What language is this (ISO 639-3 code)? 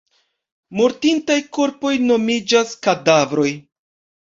epo